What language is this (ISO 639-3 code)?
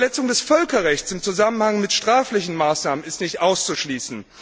deu